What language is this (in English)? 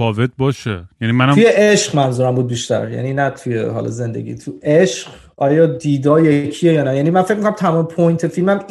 Persian